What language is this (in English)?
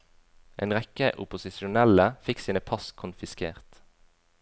Norwegian